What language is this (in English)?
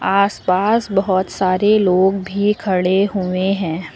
Hindi